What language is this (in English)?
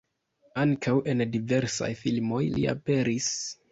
Esperanto